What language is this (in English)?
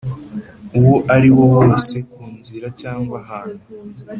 Kinyarwanda